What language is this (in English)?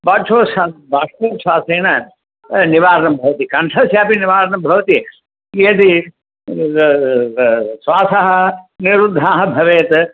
Sanskrit